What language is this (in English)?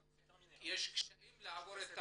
Hebrew